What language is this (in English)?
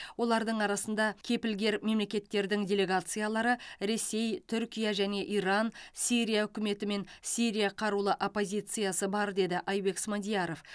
Kazakh